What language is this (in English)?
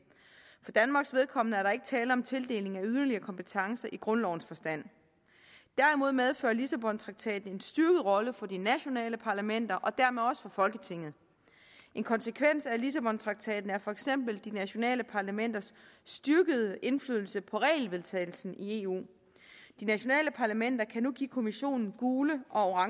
Danish